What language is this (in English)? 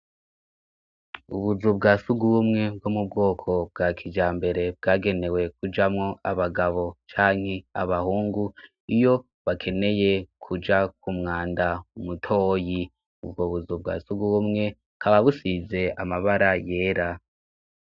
Rundi